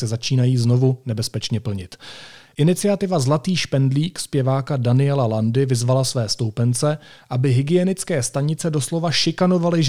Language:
Czech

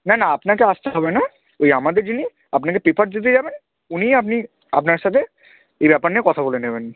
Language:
Bangla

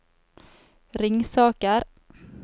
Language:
Norwegian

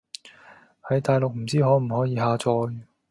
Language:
Cantonese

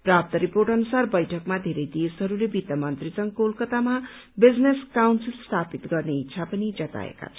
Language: Nepali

